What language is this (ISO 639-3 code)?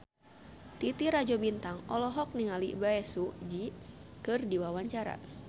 sun